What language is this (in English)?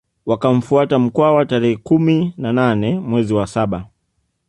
Swahili